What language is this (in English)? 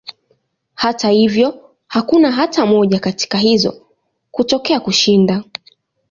Swahili